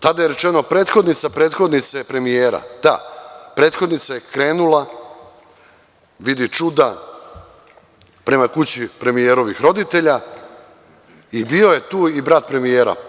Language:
Serbian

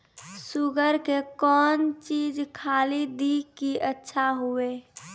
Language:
Maithili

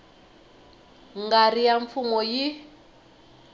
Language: Tsonga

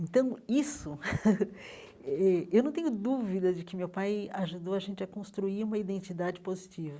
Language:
Portuguese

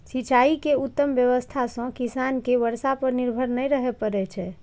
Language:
Maithili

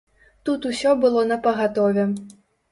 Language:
Belarusian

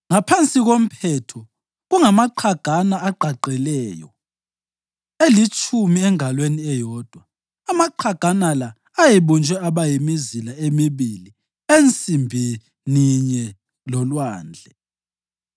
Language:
North Ndebele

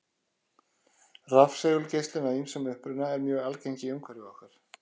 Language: Icelandic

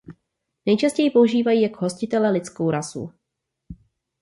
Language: Czech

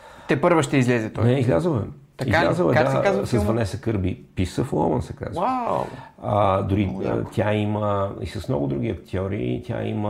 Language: Bulgarian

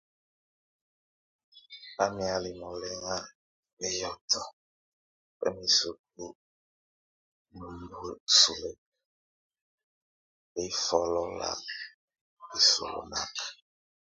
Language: Tunen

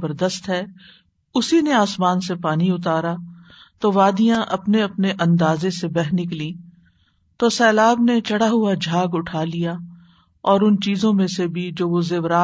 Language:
Urdu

